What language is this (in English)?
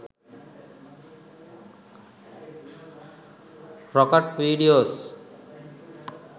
Sinhala